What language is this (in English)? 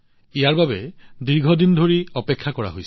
Assamese